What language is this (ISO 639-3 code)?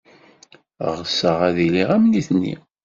kab